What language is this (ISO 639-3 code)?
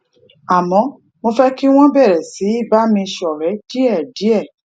yor